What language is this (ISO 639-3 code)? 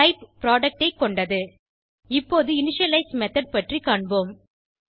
tam